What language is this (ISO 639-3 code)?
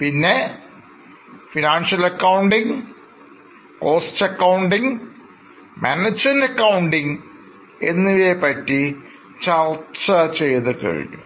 mal